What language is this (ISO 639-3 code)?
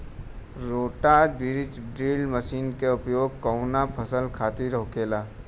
bho